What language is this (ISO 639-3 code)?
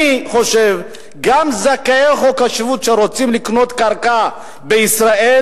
heb